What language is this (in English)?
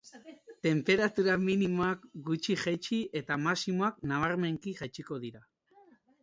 Basque